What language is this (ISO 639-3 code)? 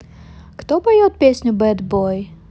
rus